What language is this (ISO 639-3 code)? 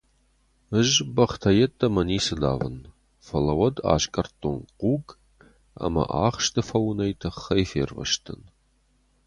oss